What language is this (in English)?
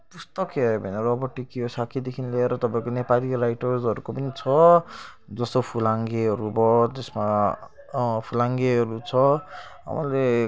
Nepali